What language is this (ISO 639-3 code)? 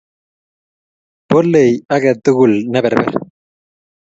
kln